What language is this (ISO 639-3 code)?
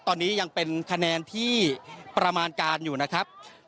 tha